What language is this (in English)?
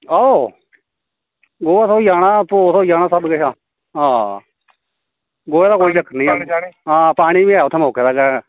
Dogri